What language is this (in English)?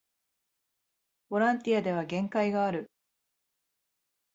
Japanese